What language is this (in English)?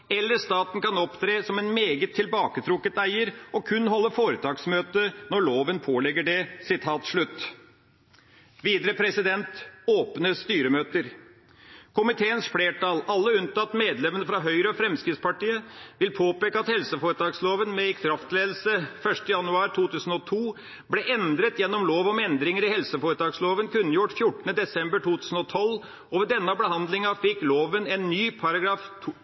Norwegian Bokmål